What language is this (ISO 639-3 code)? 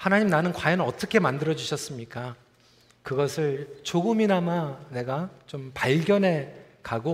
kor